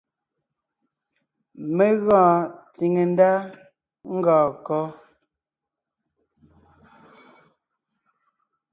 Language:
Ngiemboon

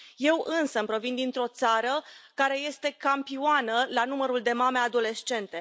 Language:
Romanian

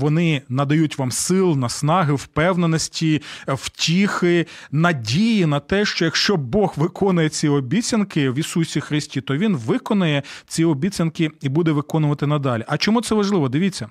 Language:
Ukrainian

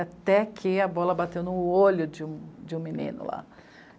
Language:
Portuguese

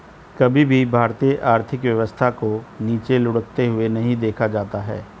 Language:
Hindi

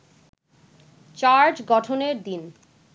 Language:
Bangla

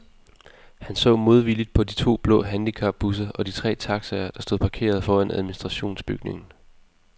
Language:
Danish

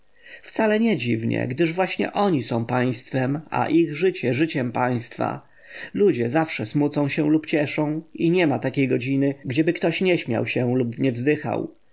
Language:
Polish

